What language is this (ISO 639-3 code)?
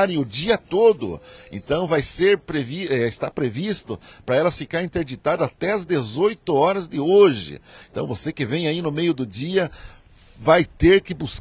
por